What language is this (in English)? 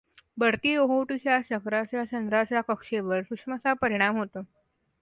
Marathi